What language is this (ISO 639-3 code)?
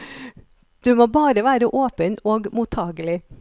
nor